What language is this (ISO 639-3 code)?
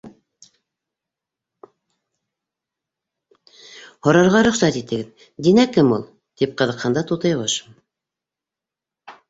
bak